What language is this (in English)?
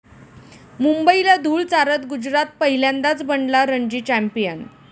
Marathi